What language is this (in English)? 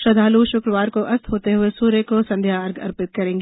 Hindi